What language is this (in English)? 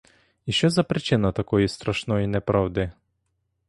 Ukrainian